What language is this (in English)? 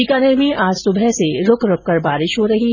Hindi